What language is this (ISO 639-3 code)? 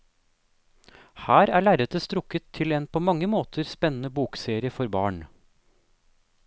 nor